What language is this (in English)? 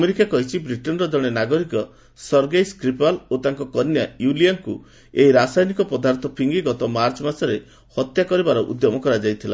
Odia